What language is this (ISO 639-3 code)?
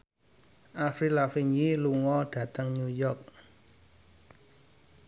jav